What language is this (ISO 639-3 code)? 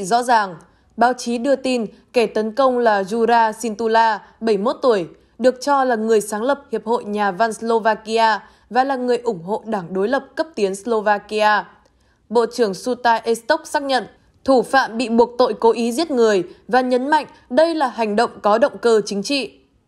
vie